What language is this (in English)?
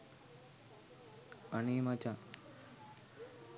Sinhala